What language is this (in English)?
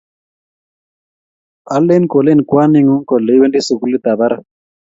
Kalenjin